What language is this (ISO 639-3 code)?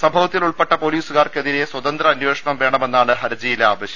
mal